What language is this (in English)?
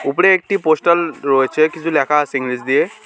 Bangla